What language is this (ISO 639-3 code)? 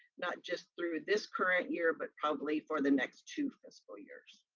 eng